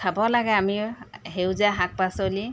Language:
Assamese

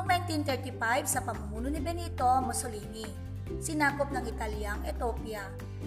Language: Filipino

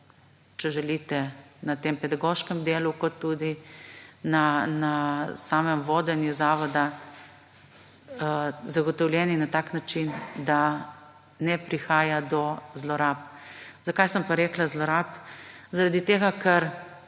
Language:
Slovenian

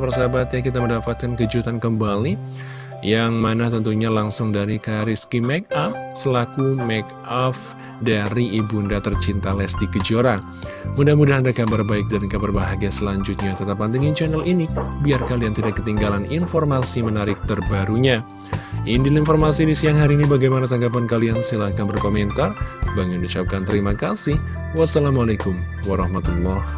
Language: Indonesian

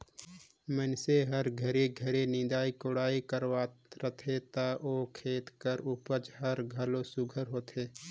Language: Chhattisgarhi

